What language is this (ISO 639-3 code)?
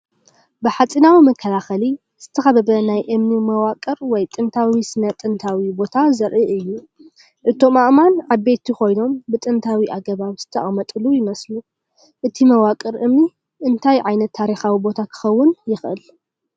tir